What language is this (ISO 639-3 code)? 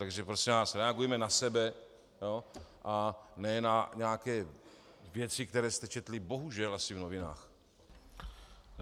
ces